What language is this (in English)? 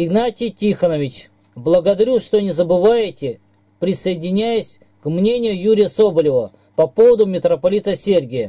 Russian